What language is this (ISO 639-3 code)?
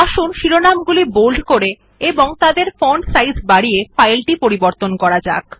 ben